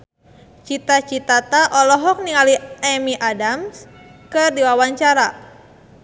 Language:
Sundanese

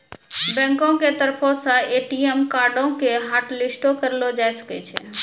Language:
Maithili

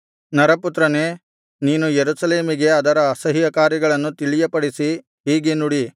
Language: Kannada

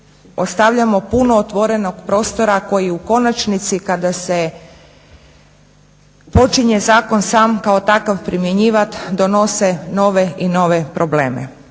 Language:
Croatian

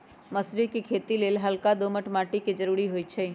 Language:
Magahi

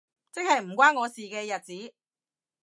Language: Cantonese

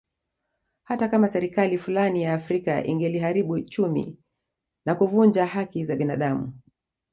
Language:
Swahili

